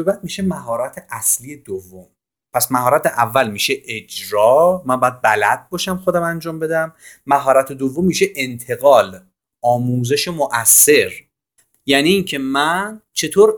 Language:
Persian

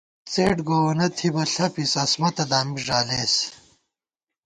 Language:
Gawar-Bati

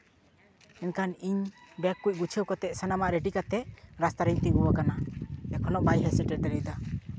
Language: Santali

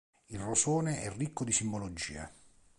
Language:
Italian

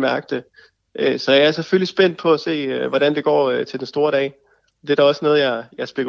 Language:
Danish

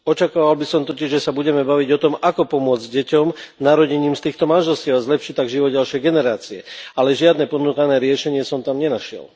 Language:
Slovak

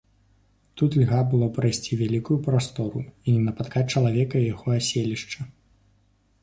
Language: Belarusian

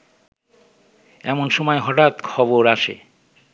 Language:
Bangla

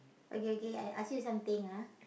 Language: English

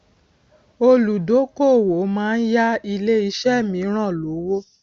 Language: Yoruba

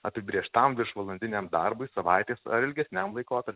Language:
Lithuanian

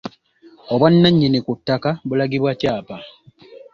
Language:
Ganda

